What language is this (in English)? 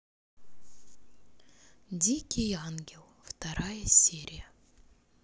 Russian